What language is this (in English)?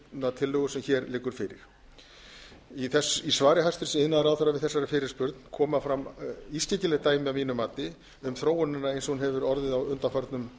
Icelandic